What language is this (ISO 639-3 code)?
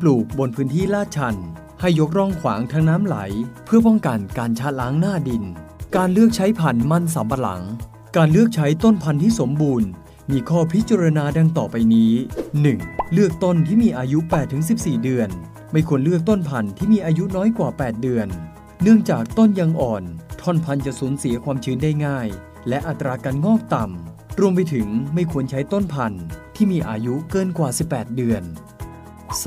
tha